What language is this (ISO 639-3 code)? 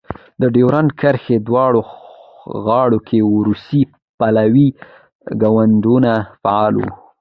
pus